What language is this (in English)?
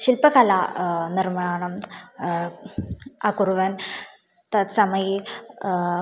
Sanskrit